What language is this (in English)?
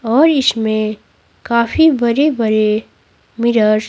Hindi